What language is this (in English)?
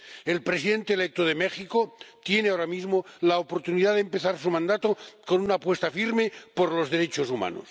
Spanish